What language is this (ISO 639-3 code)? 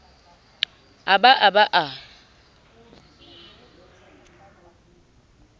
sot